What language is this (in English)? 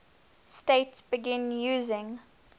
English